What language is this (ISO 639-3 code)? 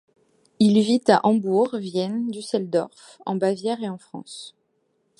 fra